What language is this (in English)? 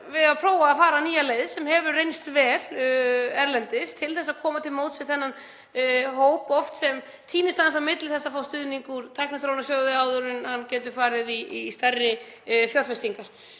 Icelandic